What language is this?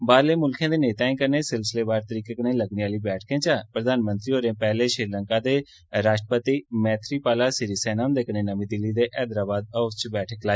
Dogri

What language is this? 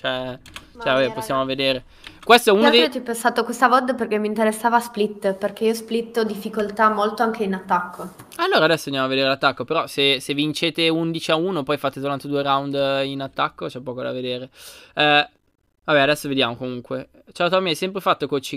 Italian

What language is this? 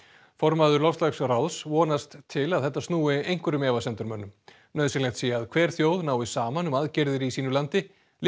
Icelandic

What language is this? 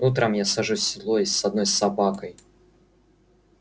Russian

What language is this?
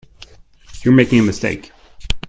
English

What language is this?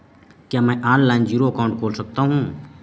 Hindi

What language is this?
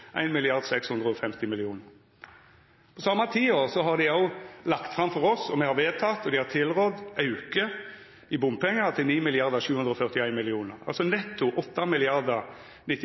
Norwegian Nynorsk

